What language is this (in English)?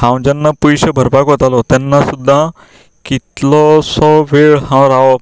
Konkani